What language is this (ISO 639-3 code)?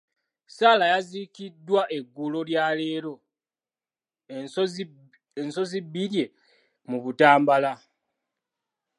lug